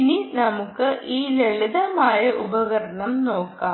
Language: Malayalam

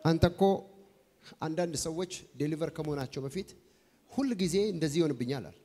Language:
Arabic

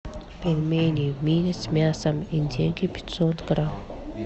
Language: Russian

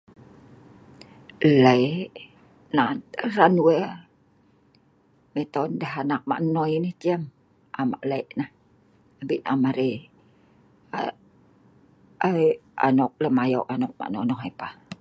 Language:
Sa'ban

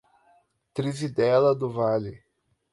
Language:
Portuguese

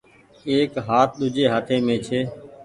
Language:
Goaria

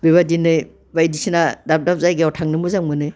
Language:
Bodo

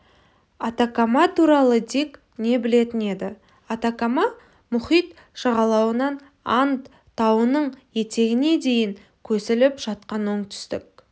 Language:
Kazakh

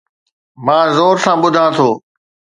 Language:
Sindhi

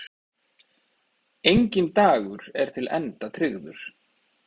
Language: Icelandic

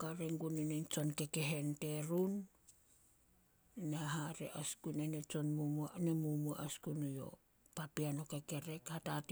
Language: Solos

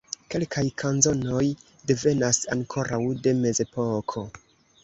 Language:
Esperanto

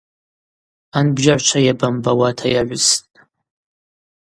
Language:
Abaza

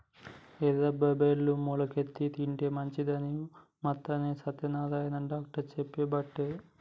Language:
Telugu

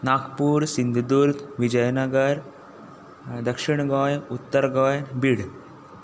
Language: Konkani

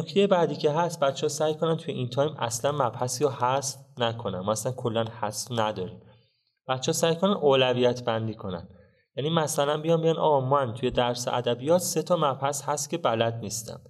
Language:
Persian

